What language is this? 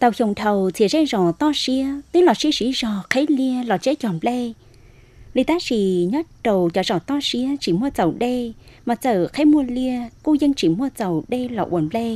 Vietnamese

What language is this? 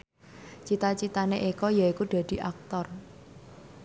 Javanese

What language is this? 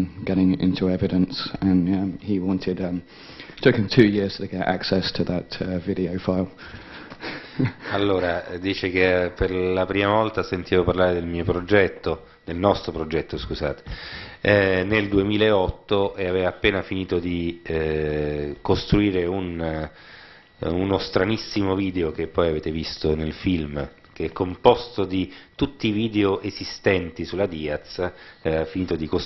Italian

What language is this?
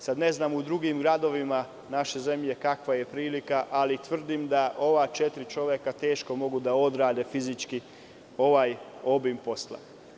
Serbian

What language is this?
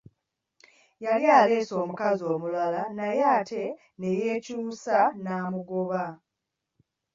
Ganda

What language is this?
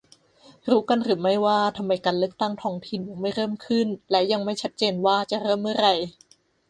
Thai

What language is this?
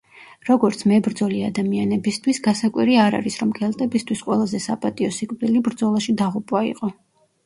Georgian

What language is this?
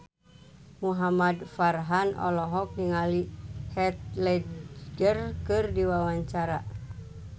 Sundanese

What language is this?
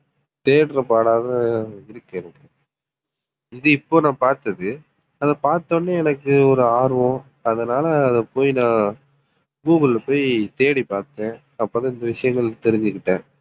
Tamil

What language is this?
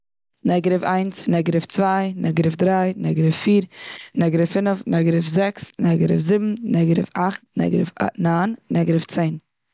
Yiddish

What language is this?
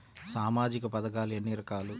Telugu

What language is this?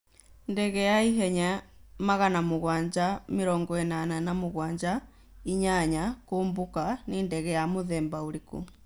Kikuyu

